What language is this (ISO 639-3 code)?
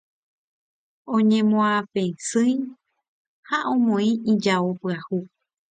grn